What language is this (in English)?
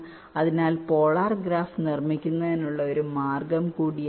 Malayalam